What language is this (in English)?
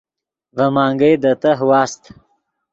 Yidgha